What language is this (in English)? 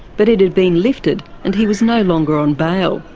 English